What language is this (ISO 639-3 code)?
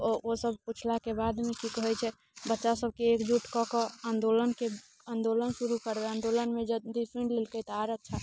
mai